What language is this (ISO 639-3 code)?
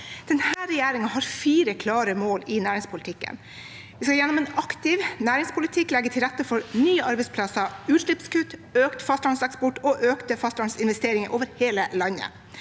nor